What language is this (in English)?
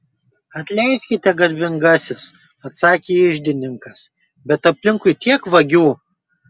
Lithuanian